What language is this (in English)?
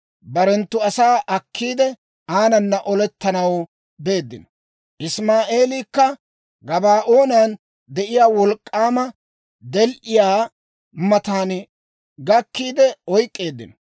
Dawro